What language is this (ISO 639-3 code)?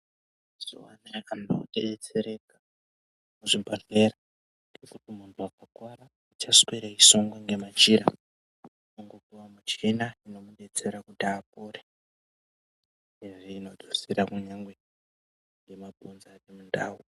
ndc